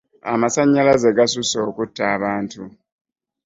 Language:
Ganda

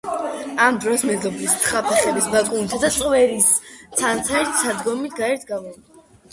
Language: Georgian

